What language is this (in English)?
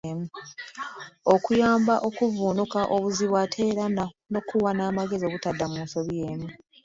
Ganda